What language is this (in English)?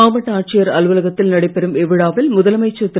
Tamil